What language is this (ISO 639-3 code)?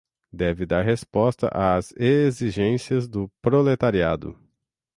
por